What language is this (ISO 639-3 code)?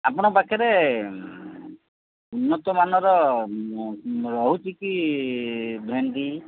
ori